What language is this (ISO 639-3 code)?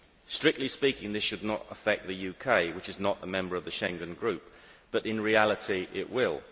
eng